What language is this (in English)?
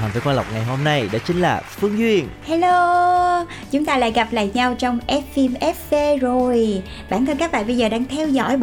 Vietnamese